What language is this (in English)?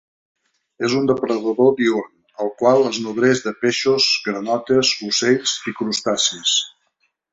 Catalan